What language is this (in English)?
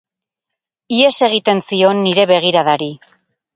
Basque